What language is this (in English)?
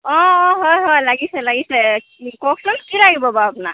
Assamese